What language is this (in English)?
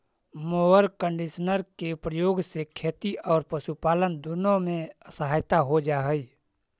Magahi